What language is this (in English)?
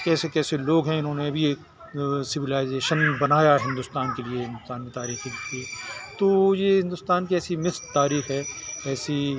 Urdu